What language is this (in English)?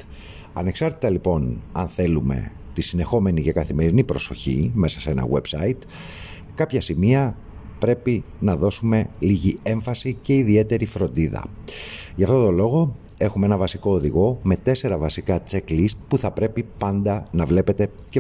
Greek